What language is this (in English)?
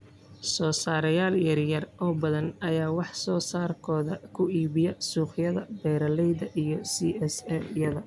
Somali